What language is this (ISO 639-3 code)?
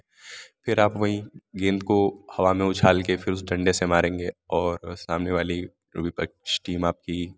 hin